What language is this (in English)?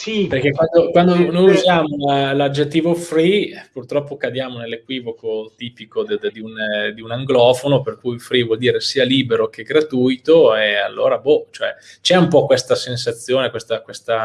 Italian